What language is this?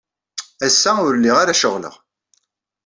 Kabyle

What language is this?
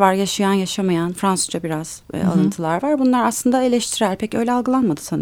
Turkish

